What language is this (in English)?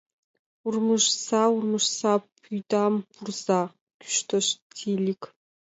Mari